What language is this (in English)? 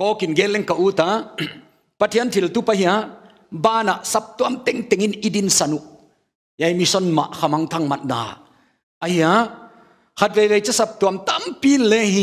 Thai